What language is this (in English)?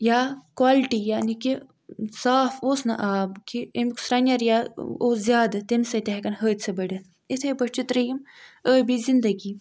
Kashmiri